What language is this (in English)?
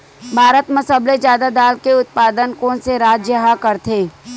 Chhattisgarhi